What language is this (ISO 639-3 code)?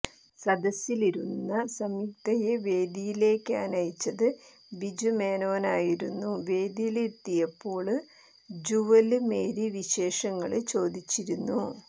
mal